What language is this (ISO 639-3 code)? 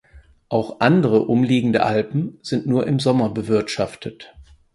deu